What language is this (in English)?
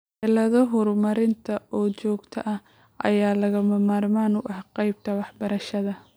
Somali